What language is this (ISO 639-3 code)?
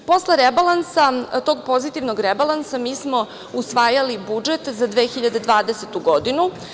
srp